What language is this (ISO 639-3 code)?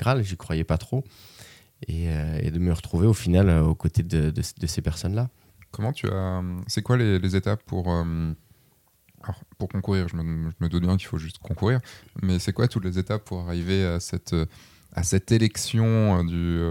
fra